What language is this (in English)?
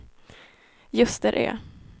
Swedish